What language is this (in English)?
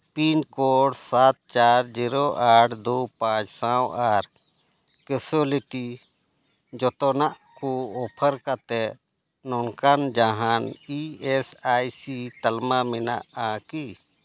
Santali